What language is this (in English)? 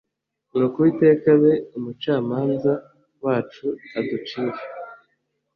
Kinyarwanda